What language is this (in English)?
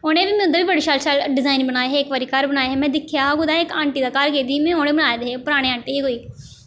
Dogri